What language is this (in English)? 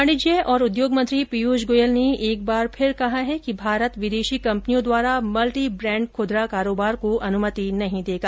Hindi